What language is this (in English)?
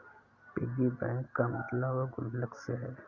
Hindi